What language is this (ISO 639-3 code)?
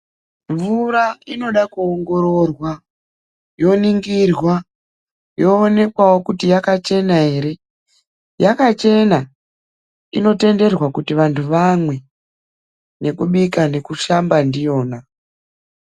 ndc